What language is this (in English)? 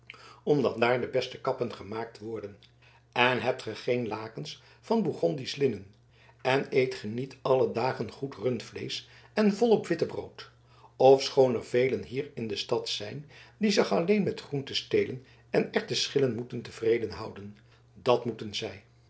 Dutch